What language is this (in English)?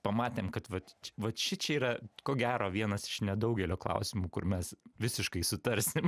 Lithuanian